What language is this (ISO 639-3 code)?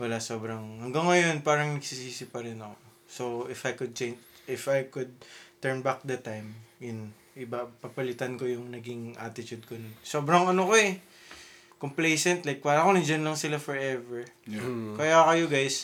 fil